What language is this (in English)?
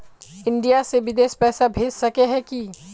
Magahi